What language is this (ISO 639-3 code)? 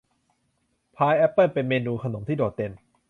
tha